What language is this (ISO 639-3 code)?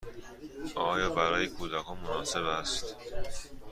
fas